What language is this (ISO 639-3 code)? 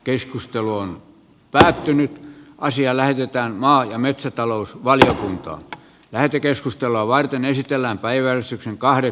fin